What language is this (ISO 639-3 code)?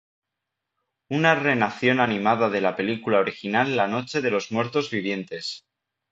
spa